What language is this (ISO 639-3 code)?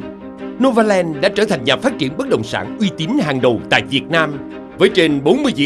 vie